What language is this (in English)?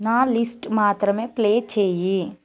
Telugu